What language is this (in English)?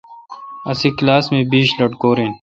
Kalkoti